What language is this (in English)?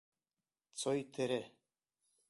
Bashkir